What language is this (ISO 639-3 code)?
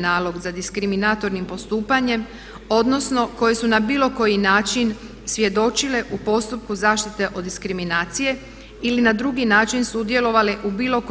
hrv